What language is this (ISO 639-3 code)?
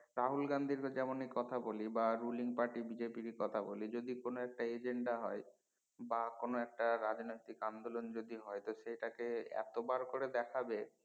ben